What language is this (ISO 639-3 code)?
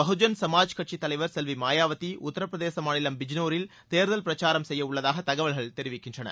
tam